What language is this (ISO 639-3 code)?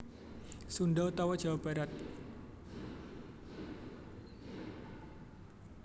jav